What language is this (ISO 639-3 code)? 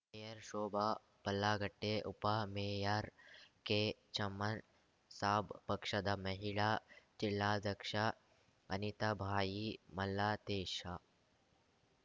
kan